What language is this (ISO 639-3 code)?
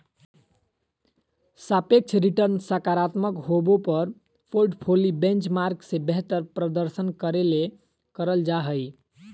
mag